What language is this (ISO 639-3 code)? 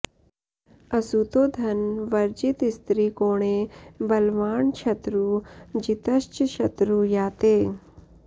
san